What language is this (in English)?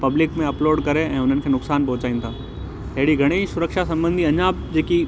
Sindhi